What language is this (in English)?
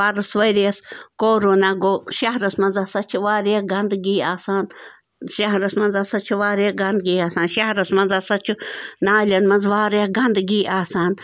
Kashmiri